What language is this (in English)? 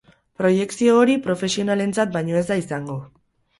Basque